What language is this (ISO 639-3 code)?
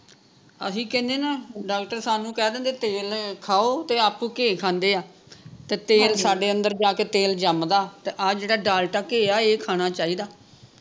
pan